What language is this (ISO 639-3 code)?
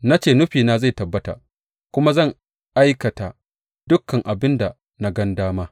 hau